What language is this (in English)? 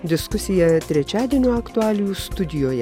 Lithuanian